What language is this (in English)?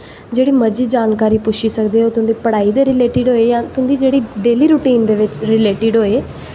Dogri